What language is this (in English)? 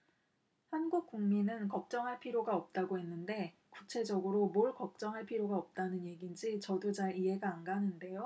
Korean